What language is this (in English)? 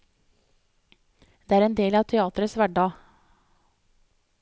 Norwegian